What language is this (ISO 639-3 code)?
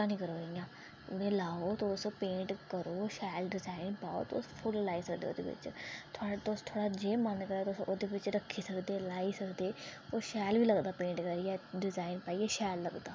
doi